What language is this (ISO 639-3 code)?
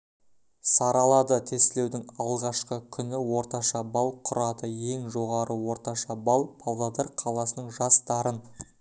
kaz